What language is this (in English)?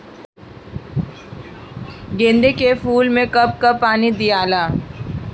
Bhojpuri